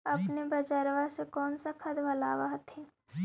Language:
Magahi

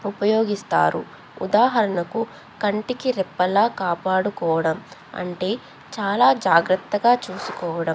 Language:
Telugu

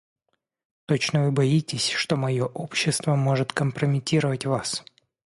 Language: Russian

